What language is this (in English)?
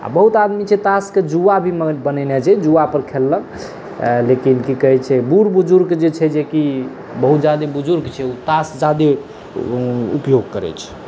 Maithili